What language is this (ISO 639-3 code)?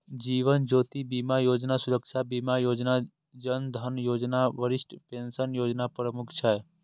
mai